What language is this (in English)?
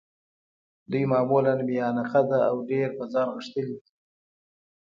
Pashto